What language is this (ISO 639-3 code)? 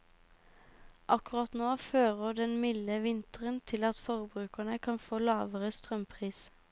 nor